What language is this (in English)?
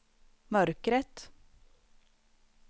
Swedish